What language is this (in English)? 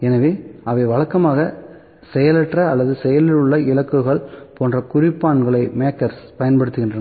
Tamil